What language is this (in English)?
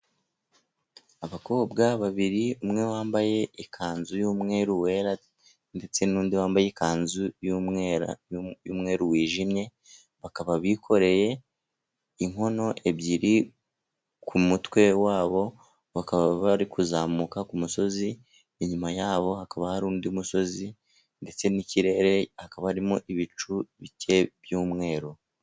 Kinyarwanda